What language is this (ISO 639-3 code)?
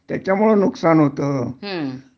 mar